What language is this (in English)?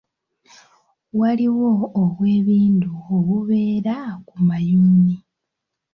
Ganda